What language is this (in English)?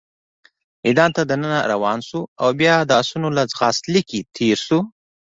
Pashto